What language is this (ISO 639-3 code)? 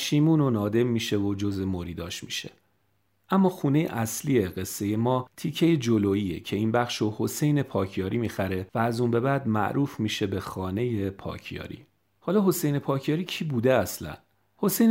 fas